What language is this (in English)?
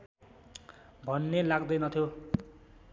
Nepali